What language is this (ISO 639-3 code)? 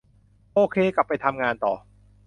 tha